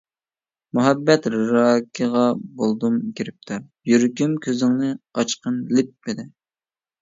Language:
Uyghur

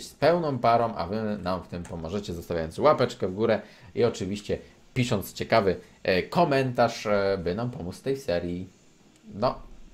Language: Polish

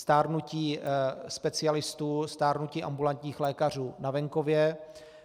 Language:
Czech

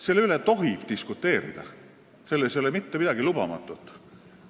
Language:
Estonian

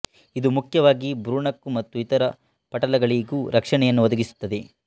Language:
Kannada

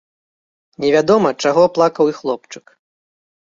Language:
Belarusian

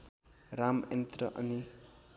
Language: Nepali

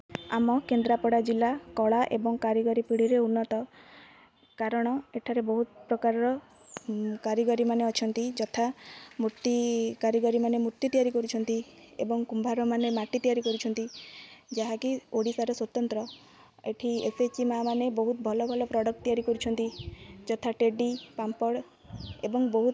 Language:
Odia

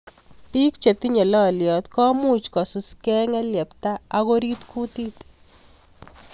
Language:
Kalenjin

